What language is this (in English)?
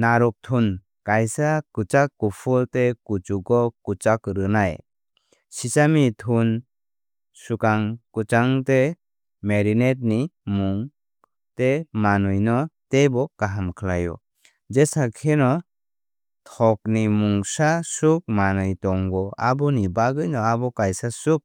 Kok Borok